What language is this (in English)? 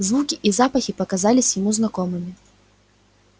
Russian